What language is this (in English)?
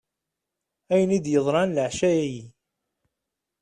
Kabyle